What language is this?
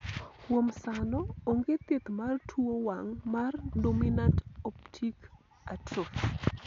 Luo (Kenya and Tanzania)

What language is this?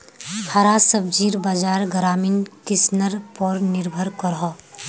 Magahi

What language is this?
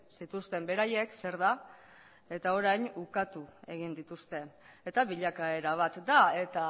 Basque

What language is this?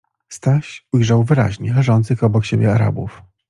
Polish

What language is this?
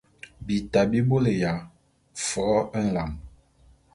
Bulu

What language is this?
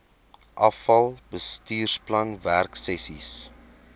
Afrikaans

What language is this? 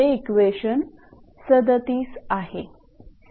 Marathi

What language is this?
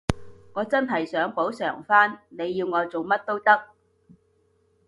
Cantonese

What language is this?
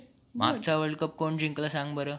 Marathi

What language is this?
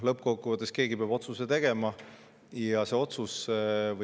Estonian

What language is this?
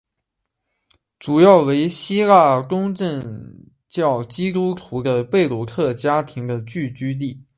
Chinese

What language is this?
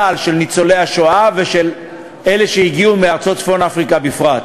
Hebrew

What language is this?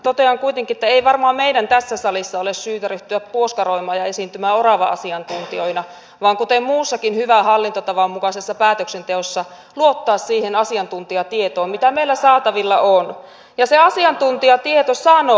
Finnish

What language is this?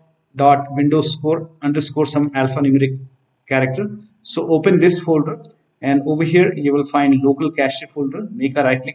English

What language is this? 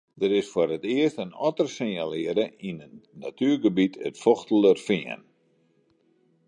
Western Frisian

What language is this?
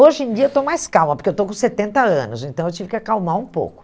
Portuguese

